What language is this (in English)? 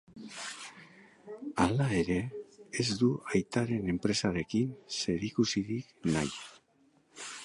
Basque